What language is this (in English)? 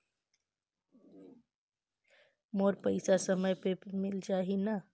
Chhattisgarhi